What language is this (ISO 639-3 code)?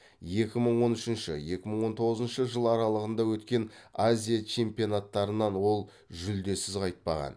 kaz